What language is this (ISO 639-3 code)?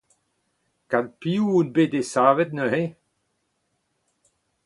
bre